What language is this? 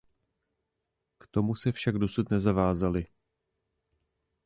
Czech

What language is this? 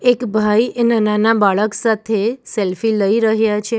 Gujarati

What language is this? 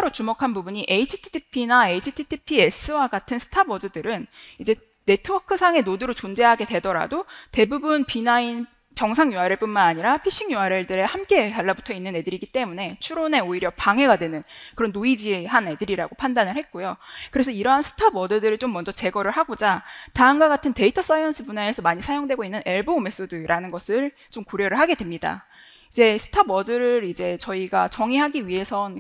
Korean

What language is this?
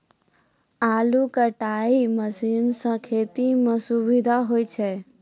Maithili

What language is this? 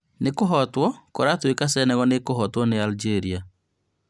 Kikuyu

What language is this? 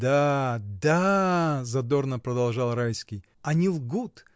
Russian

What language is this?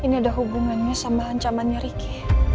Indonesian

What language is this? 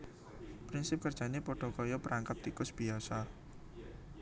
Javanese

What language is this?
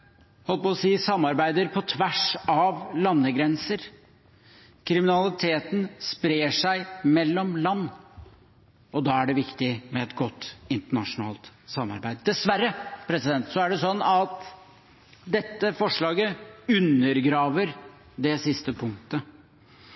Norwegian Bokmål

